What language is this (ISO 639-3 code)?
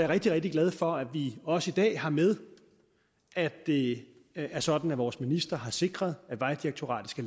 dan